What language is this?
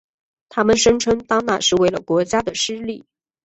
Chinese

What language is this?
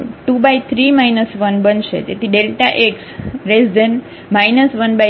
Gujarati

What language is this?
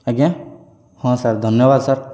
Odia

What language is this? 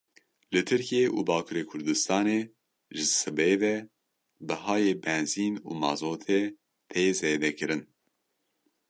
Kurdish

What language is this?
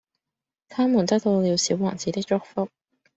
Cantonese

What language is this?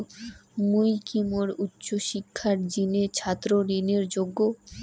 Bangla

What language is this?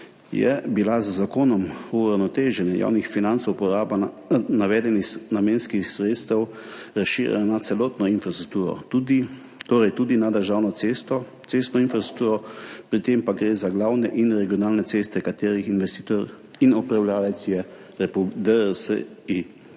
Slovenian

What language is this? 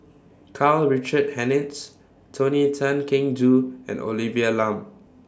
English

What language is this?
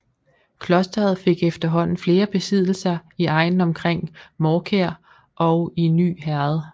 Danish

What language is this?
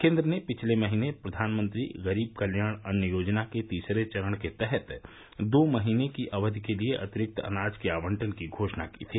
Hindi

